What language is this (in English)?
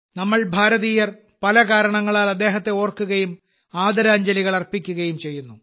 Malayalam